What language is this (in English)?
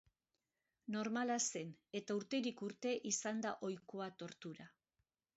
Basque